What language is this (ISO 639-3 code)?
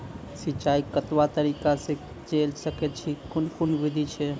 mai